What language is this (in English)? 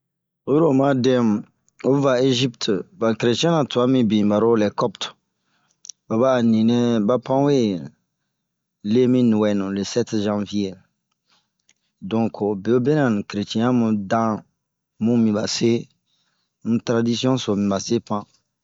Bomu